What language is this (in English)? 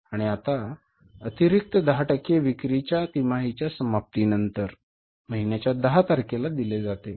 Marathi